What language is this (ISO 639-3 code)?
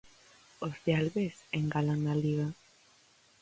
glg